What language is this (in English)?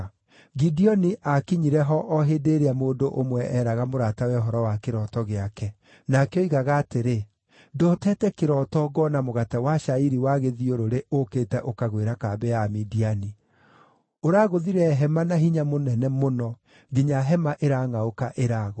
Kikuyu